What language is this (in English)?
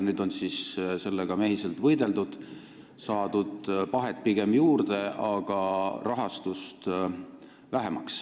Estonian